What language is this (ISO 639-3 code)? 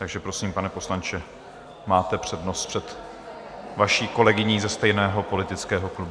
ces